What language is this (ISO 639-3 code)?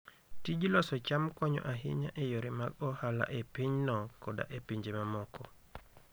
luo